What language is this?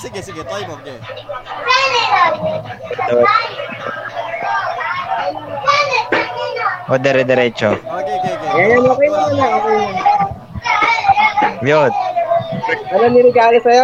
Filipino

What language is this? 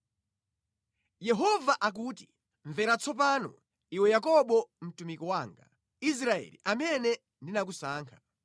Nyanja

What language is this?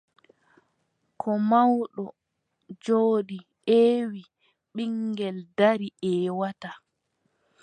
Adamawa Fulfulde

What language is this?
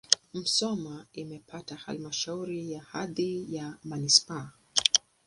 Swahili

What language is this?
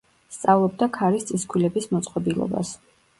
Georgian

